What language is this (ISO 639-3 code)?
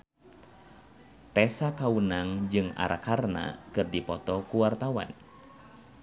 sun